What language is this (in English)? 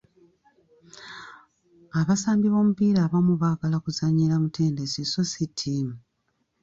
Ganda